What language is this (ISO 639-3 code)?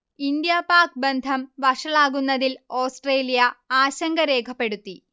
mal